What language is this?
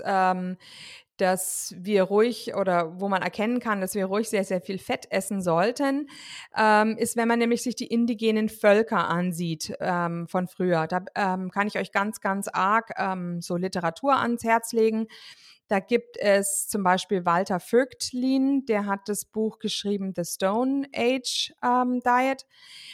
German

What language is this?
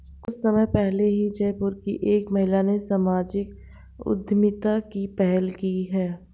Hindi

